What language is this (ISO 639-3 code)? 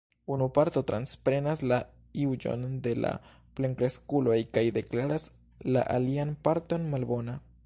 epo